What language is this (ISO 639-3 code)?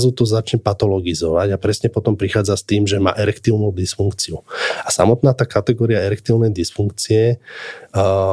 slk